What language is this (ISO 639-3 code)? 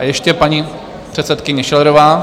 ces